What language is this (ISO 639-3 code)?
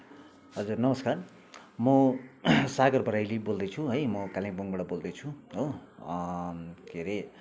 nep